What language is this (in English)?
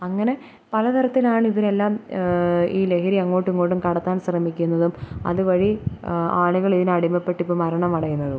Malayalam